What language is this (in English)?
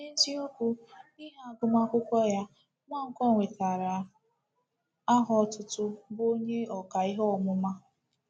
Igbo